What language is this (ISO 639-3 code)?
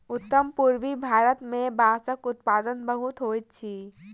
mai